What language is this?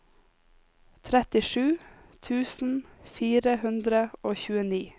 Norwegian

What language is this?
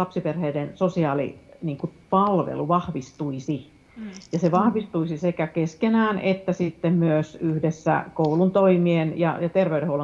Finnish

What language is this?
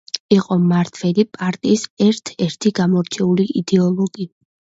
Georgian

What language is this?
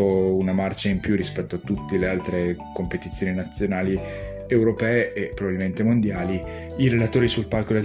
Italian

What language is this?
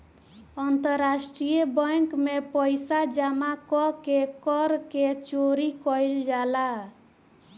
Bhojpuri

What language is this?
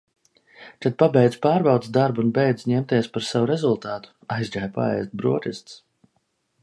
Latvian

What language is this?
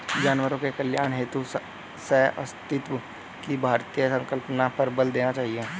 Hindi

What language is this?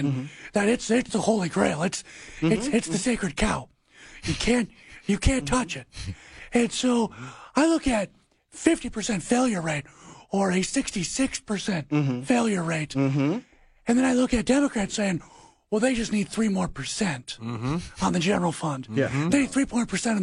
English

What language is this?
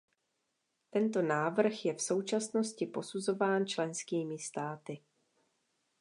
Czech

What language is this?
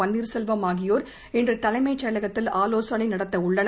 Tamil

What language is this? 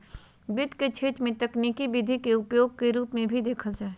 Magahi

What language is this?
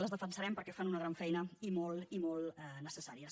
Catalan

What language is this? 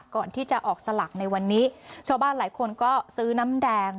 Thai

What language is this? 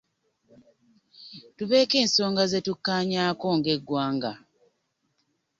Ganda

